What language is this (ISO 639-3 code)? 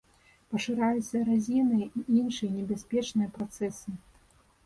bel